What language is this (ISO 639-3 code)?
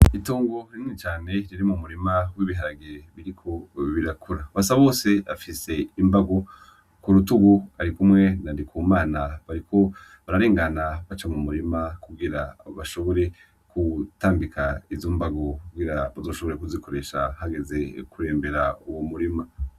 run